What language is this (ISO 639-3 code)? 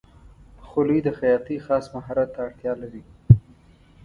pus